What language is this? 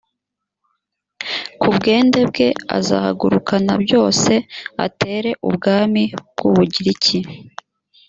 Kinyarwanda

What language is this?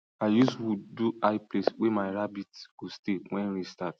Nigerian Pidgin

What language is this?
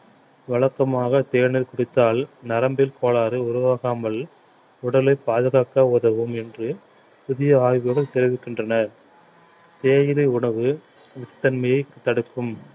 Tamil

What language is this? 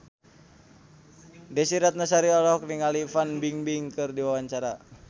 Sundanese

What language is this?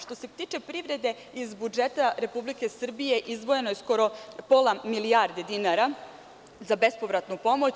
Serbian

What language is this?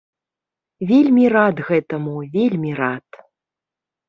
Belarusian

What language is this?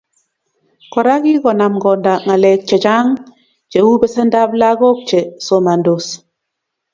Kalenjin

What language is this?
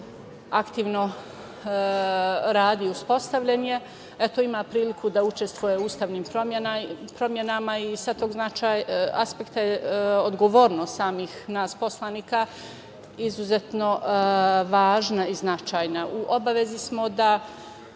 Serbian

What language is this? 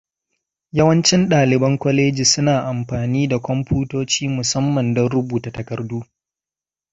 Hausa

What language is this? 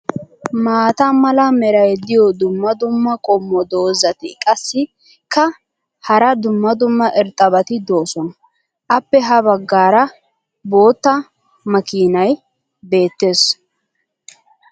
Wolaytta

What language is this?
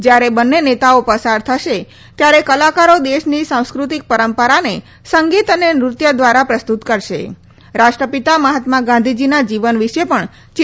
Gujarati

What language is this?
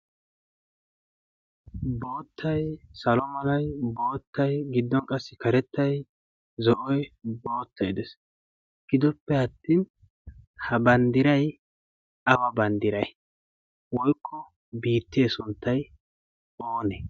Wolaytta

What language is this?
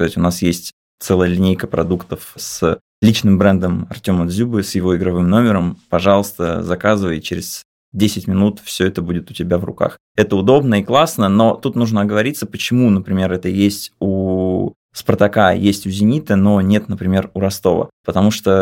Russian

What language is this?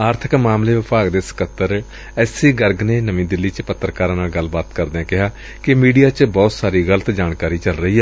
Punjabi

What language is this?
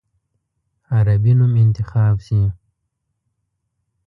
Pashto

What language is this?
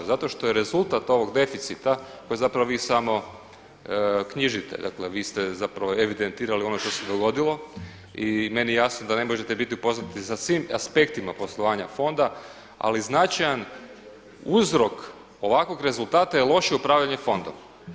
Croatian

